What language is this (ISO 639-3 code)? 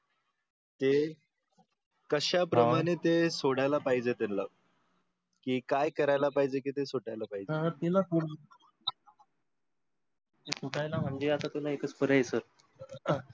mar